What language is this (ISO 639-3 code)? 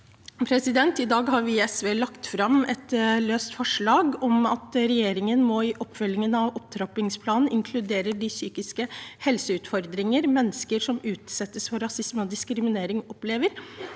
nor